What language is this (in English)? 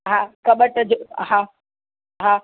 Sindhi